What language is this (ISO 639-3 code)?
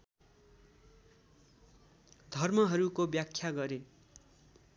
nep